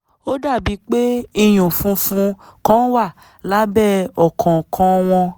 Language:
Yoruba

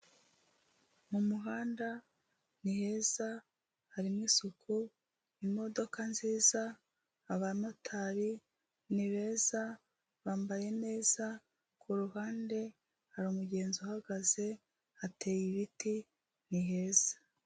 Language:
Kinyarwanda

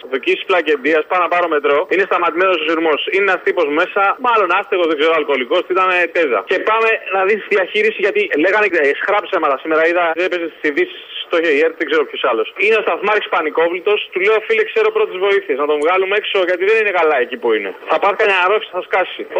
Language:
Greek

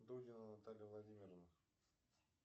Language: Russian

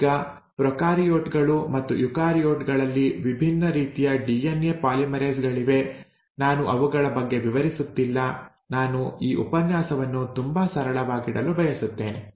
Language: Kannada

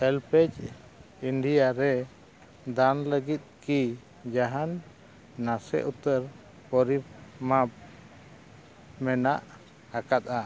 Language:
Santali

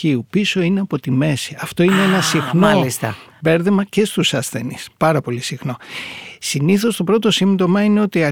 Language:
Greek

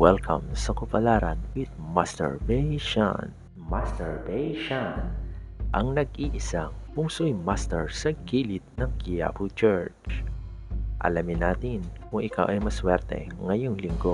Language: Filipino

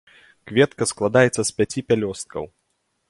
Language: Belarusian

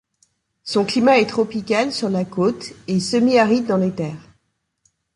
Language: French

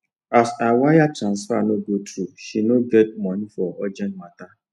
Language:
Nigerian Pidgin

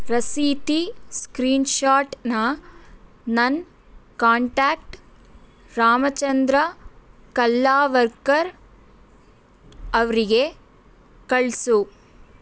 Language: Kannada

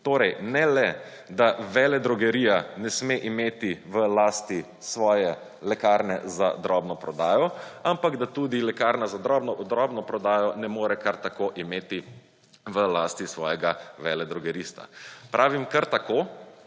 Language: Slovenian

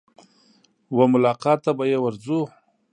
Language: Pashto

